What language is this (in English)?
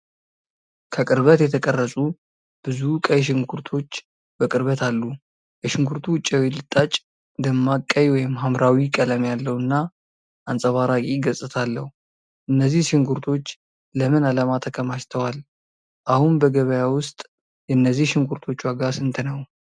Amharic